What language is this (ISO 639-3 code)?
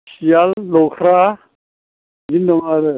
brx